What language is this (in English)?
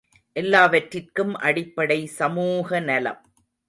Tamil